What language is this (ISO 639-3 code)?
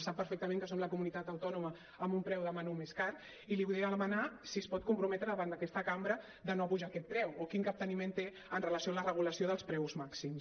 cat